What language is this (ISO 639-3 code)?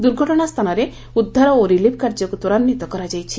ori